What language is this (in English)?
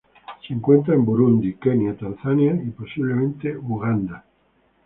Spanish